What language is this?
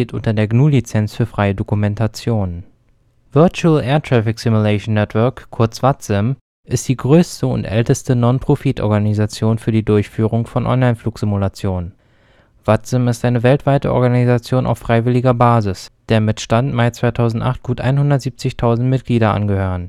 German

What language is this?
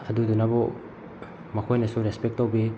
Manipuri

